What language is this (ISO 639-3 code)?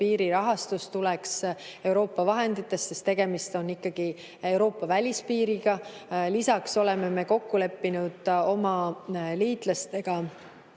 est